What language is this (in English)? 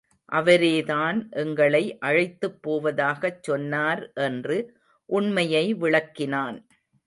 Tamil